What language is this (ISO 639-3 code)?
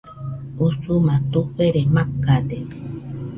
hux